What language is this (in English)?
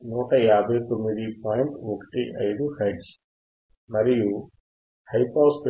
Telugu